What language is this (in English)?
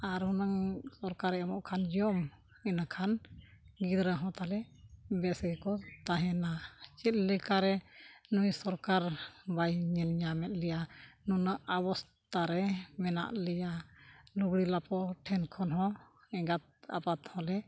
Santali